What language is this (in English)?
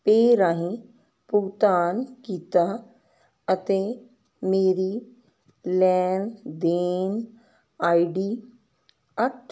Punjabi